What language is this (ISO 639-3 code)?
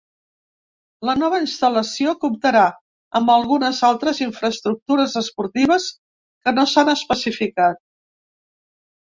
cat